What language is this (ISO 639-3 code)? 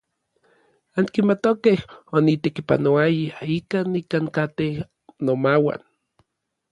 nlv